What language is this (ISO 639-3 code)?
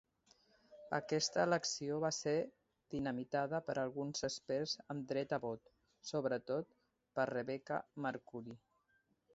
cat